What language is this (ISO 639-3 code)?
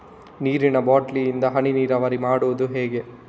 kan